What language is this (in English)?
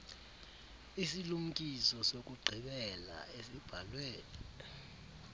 Xhosa